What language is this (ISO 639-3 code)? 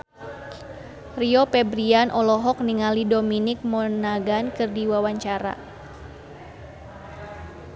sun